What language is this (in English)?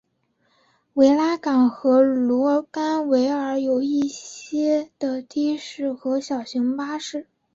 Chinese